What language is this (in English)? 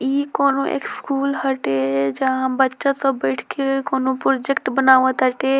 Bhojpuri